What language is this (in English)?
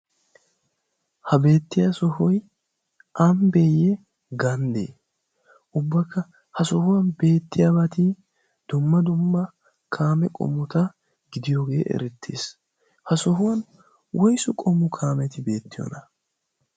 Wolaytta